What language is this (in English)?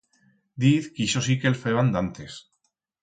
Aragonese